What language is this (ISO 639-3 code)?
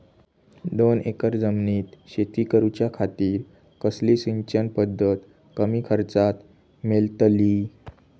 mar